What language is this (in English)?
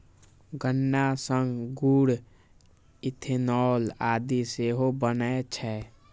Maithili